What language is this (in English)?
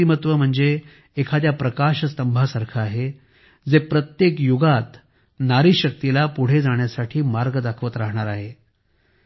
Marathi